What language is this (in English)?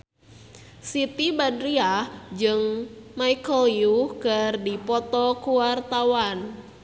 Sundanese